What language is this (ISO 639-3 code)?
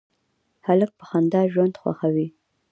pus